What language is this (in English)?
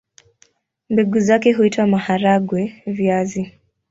Swahili